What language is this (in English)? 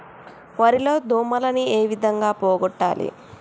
Telugu